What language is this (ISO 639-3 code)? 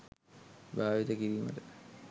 sin